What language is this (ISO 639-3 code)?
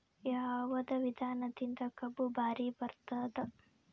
kan